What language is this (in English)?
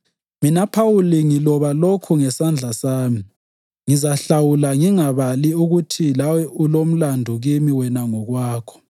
North Ndebele